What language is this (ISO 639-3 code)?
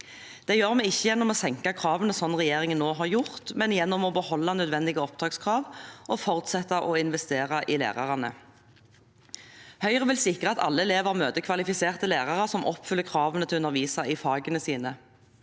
nor